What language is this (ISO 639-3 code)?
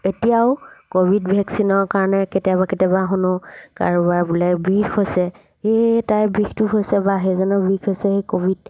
asm